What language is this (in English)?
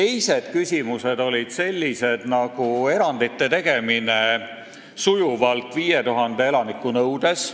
Estonian